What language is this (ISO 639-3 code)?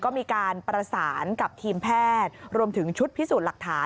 tha